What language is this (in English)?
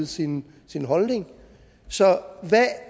Danish